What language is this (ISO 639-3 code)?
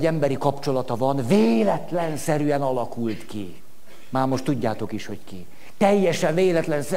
hun